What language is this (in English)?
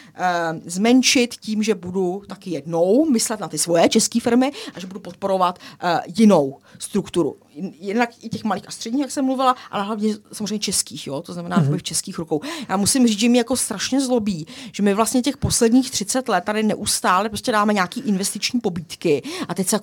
Czech